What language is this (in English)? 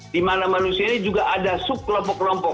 Indonesian